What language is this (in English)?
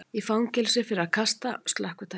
Icelandic